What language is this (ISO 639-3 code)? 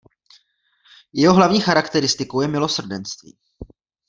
ces